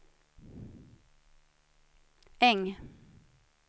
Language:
Swedish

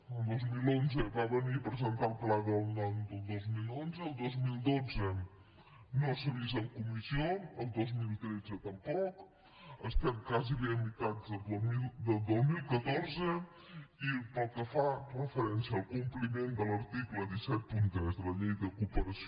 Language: Catalan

